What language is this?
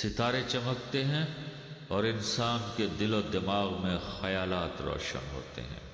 Urdu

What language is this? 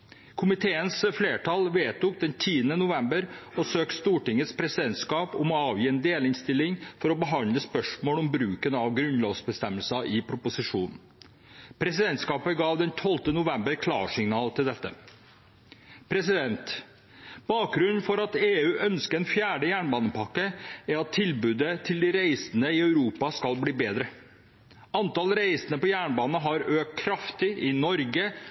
Norwegian Bokmål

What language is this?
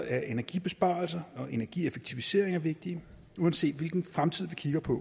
Danish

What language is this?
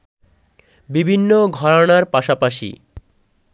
Bangla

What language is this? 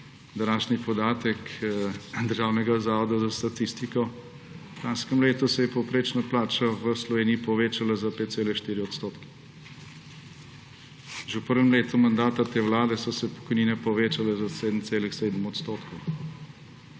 Slovenian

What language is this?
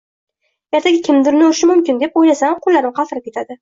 Uzbek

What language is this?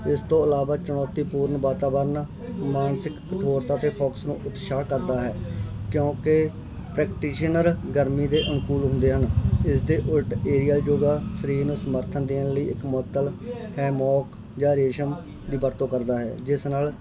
Punjabi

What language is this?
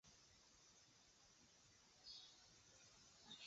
Chinese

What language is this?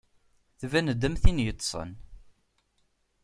Kabyle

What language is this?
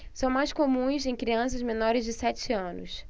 Portuguese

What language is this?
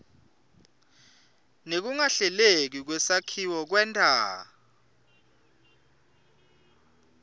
Swati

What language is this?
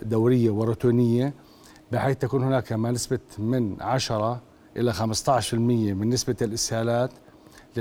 Arabic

